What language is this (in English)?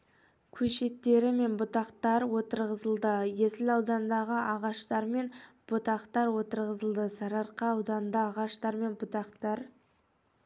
Kazakh